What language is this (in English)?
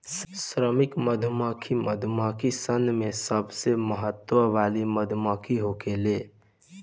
Bhojpuri